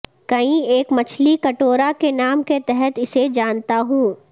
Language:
Urdu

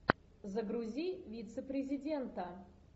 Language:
Russian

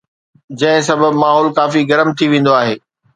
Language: Sindhi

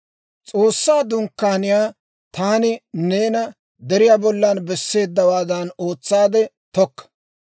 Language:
Dawro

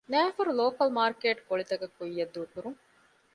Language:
Divehi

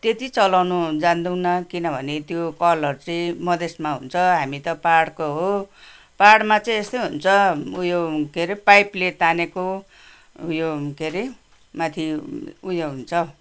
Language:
Nepali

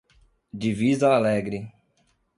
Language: Portuguese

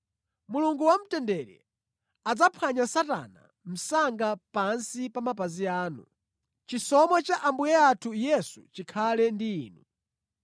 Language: Nyanja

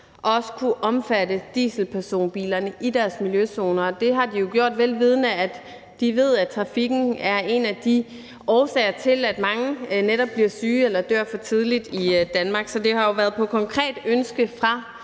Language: Danish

